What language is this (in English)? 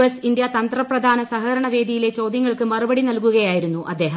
Malayalam